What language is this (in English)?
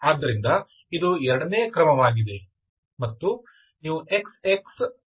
Kannada